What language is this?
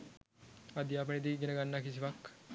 Sinhala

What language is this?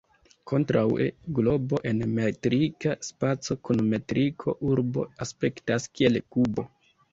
Esperanto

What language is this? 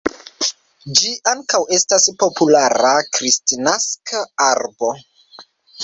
Esperanto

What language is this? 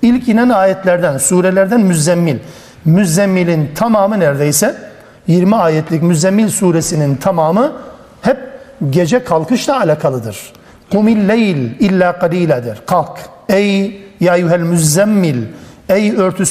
Turkish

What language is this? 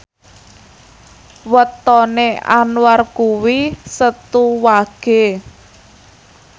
Javanese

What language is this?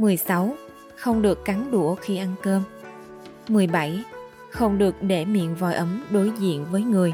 Vietnamese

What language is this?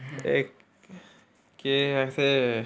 Dogri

